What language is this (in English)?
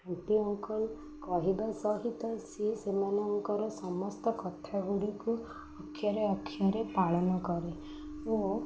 Odia